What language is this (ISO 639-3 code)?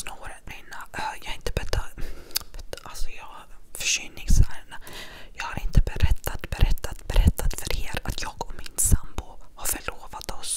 swe